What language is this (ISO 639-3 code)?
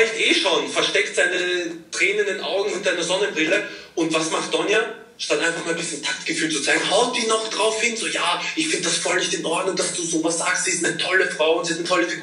deu